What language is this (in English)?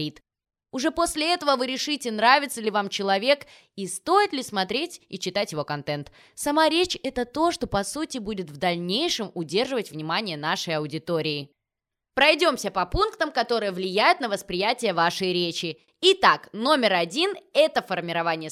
Russian